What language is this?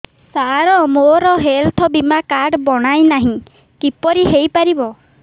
Odia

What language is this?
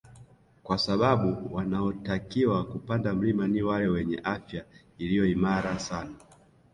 Swahili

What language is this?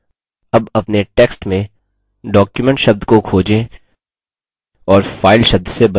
Hindi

